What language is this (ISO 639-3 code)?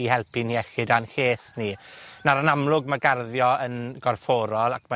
cym